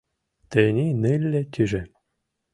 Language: Mari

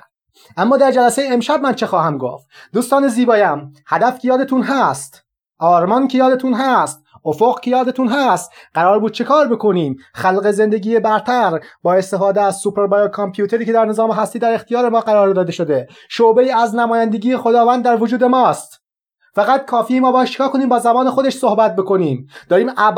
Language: Persian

